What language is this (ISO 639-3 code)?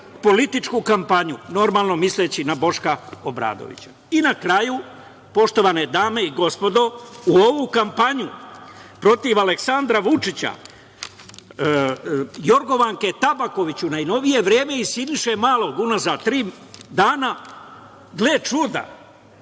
srp